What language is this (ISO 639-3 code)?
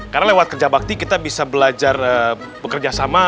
ind